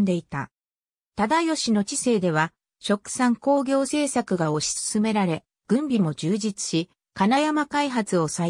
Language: Japanese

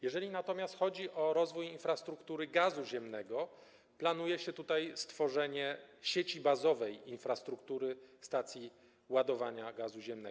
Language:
Polish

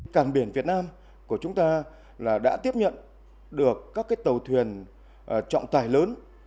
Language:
Vietnamese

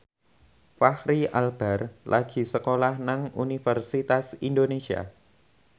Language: Javanese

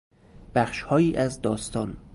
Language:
Persian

